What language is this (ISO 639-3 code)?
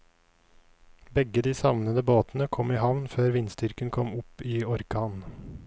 nor